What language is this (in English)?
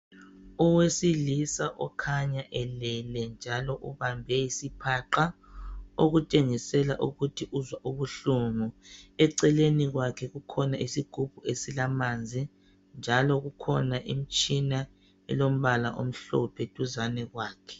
North Ndebele